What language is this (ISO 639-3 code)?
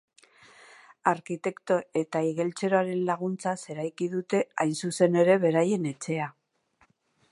eus